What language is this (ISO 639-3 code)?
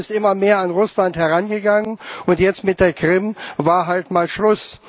deu